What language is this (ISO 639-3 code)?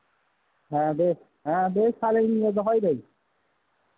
sat